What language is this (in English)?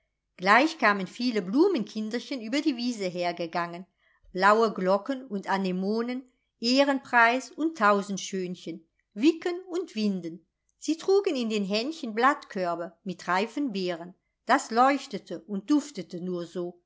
German